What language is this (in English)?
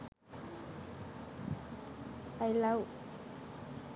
Sinhala